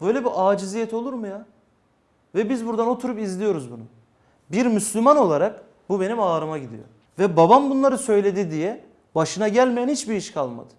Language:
Turkish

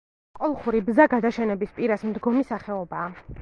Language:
Georgian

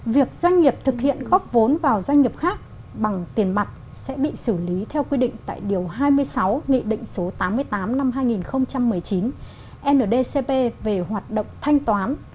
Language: Vietnamese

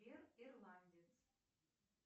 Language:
Russian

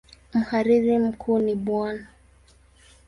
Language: Swahili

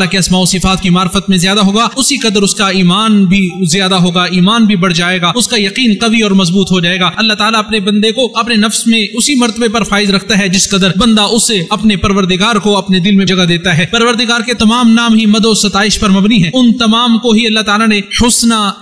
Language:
Arabic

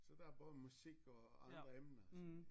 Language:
Danish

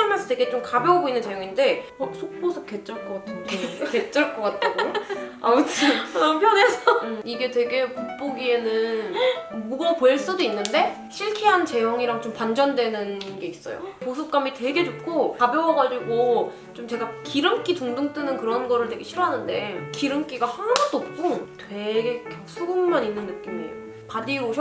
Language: Korean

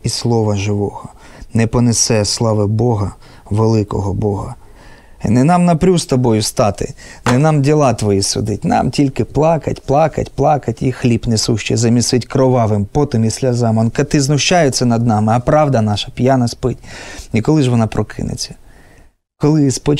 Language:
Ukrainian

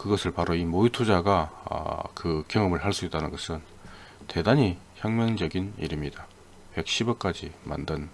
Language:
Korean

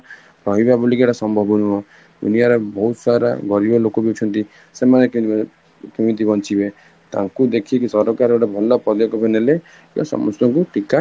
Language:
Odia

